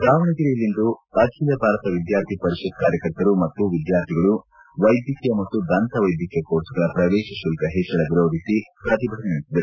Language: Kannada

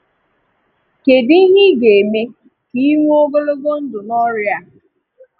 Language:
Igbo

